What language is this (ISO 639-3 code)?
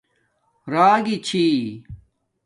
dmk